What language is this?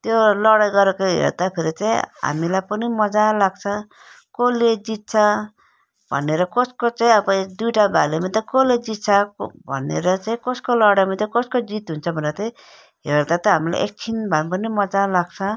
Nepali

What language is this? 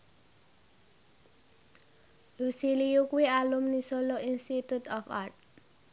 Javanese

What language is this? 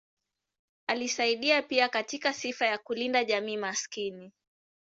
Swahili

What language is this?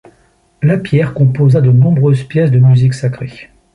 French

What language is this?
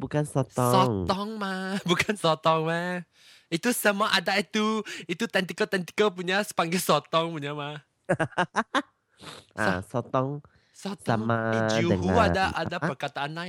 Malay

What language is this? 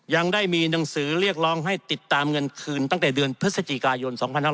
Thai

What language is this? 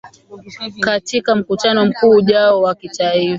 Swahili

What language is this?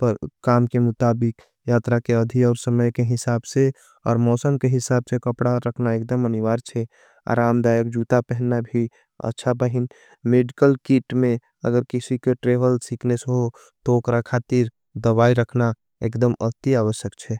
Angika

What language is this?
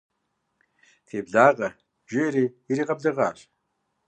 Kabardian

